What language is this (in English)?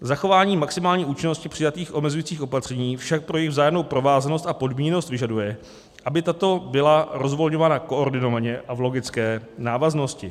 Czech